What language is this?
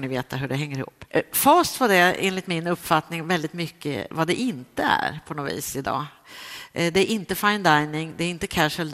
Swedish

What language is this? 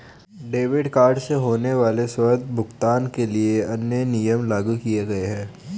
Hindi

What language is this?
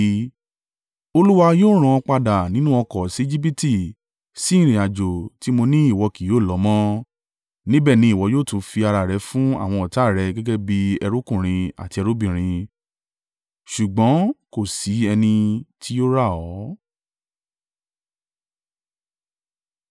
Yoruba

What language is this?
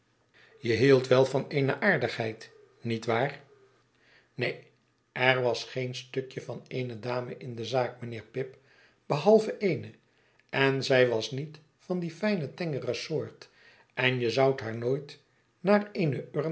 Dutch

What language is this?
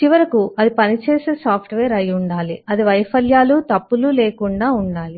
Telugu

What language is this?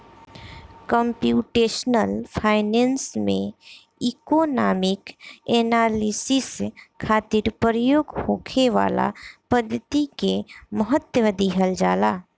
Bhojpuri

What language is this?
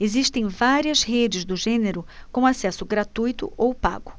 Portuguese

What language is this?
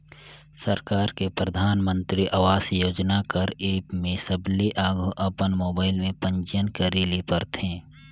Chhattisgarhi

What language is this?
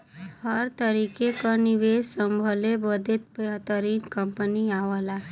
Bhojpuri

